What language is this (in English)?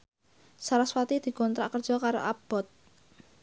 Javanese